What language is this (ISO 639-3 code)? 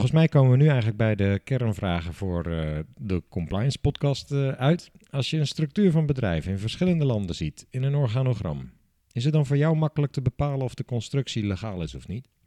nld